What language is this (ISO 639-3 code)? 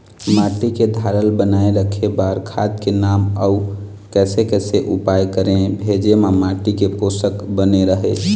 hne